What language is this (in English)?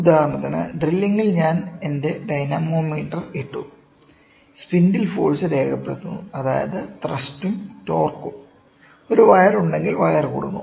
Malayalam